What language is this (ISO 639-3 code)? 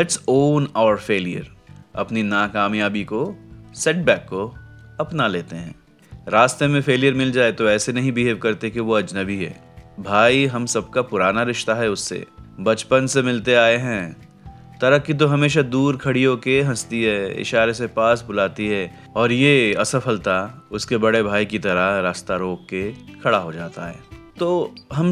hin